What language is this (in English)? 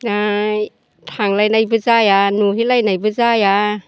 Bodo